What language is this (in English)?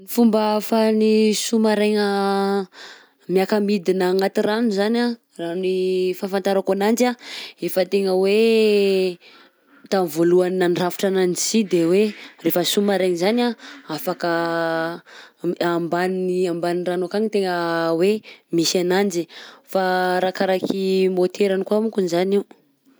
Southern Betsimisaraka Malagasy